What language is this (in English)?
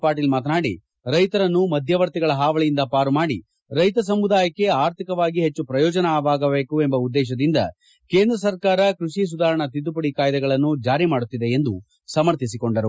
Kannada